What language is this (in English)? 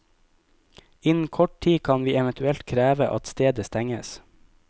Norwegian